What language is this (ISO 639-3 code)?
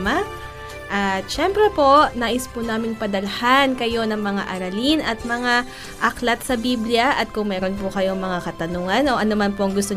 fil